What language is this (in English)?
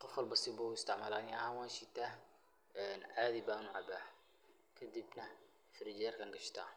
Somali